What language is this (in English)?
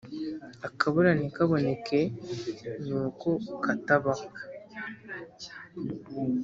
Kinyarwanda